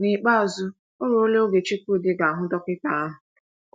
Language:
Igbo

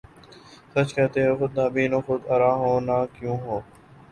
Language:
Urdu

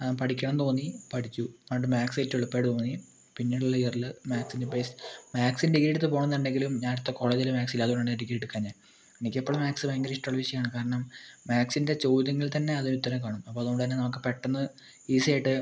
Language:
Malayalam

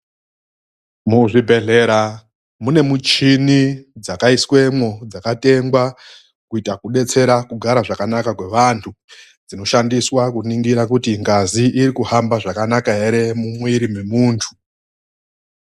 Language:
Ndau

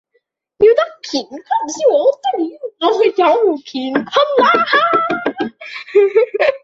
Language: Cantonese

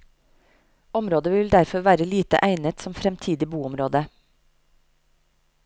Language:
Norwegian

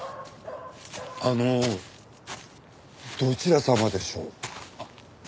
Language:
Japanese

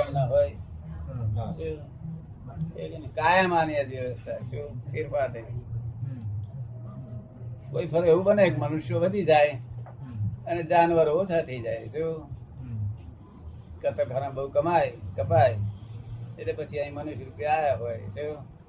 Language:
Gujarati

